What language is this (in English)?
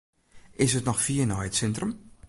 Western Frisian